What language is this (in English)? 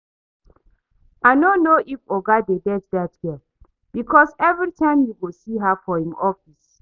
Nigerian Pidgin